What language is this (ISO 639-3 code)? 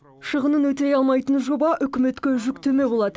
kaz